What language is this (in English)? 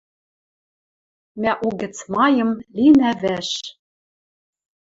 Western Mari